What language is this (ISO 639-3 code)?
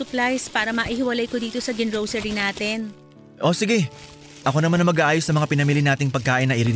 fil